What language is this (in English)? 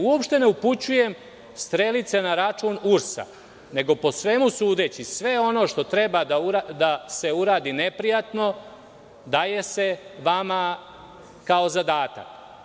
Serbian